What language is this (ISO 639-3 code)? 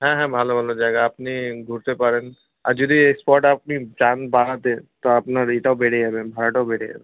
ben